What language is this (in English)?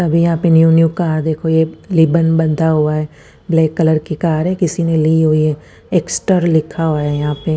Hindi